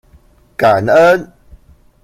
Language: Chinese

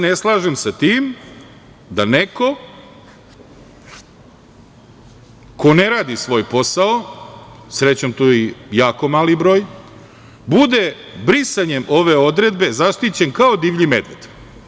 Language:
Serbian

